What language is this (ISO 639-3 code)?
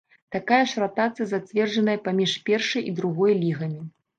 bel